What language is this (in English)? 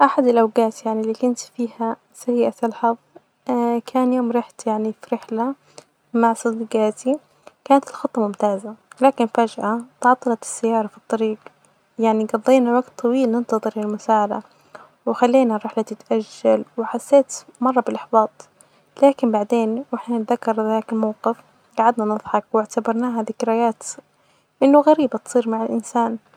Najdi Arabic